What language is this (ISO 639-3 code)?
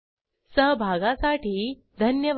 mar